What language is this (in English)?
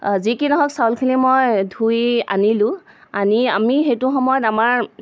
Assamese